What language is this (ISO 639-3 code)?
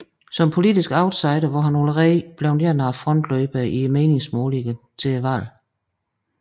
dan